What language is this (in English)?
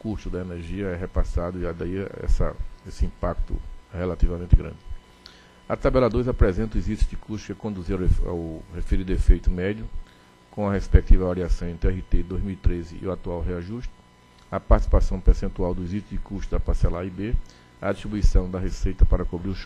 Portuguese